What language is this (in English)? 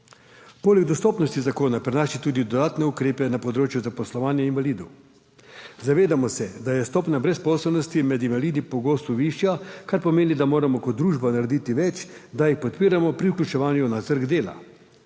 Slovenian